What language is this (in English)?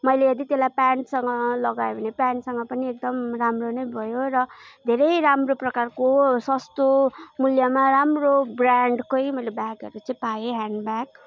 Nepali